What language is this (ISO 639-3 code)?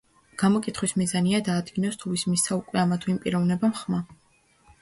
kat